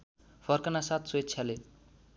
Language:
Nepali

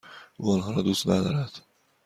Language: Persian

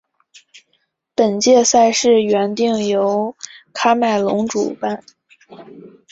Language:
Chinese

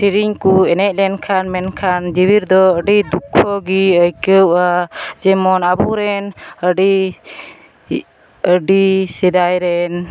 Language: Santali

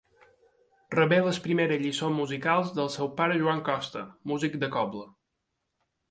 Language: Catalan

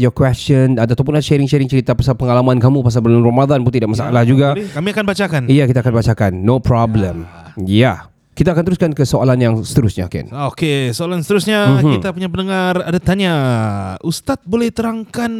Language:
Malay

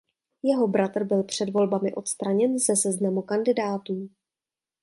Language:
Czech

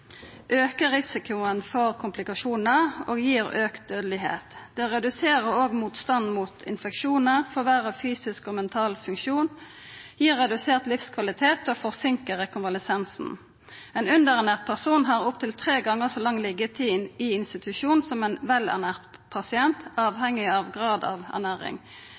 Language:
Norwegian Nynorsk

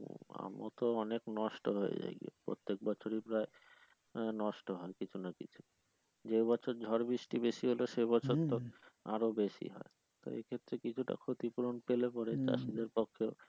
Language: Bangla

